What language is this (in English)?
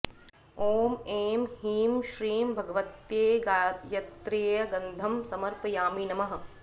Sanskrit